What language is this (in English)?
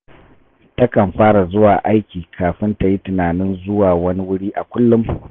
Hausa